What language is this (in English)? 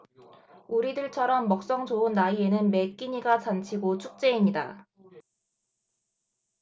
Korean